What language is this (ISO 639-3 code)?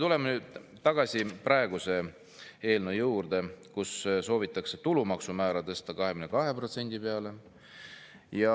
est